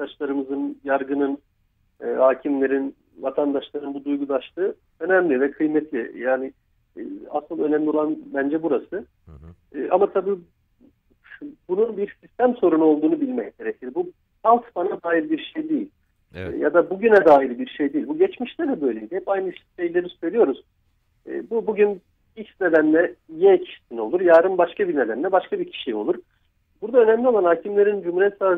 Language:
Turkish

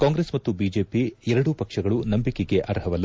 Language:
Kannada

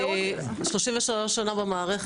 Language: Hebrew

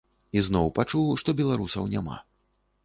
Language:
Belarusian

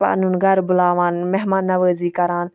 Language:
Kashmiri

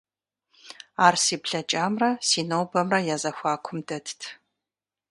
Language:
Kabardian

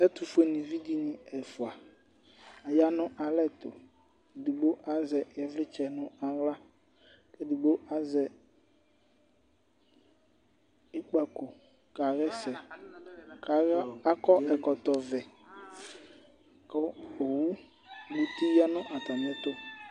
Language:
Ikposo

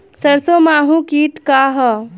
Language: Bhojpuri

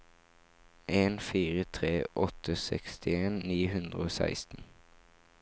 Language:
Norwegian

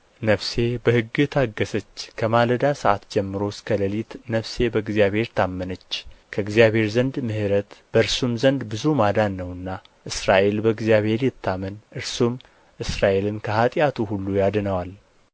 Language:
Amharic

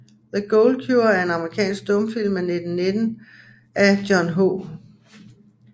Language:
Danish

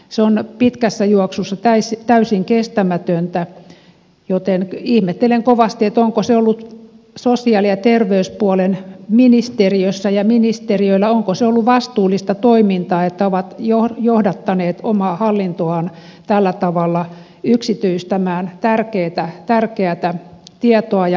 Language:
Finnish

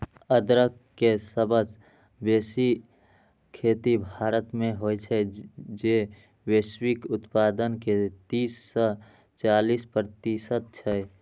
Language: Maithili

